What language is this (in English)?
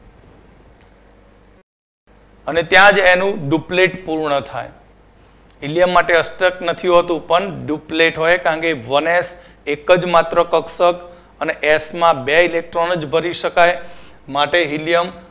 Gujarati